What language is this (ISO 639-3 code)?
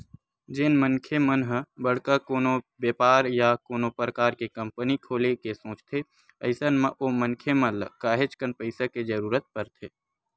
hne